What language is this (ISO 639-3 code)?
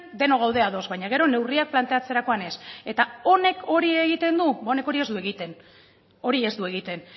eus